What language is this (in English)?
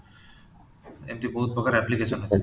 Odia